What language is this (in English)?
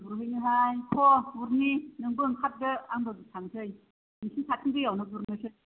Bodo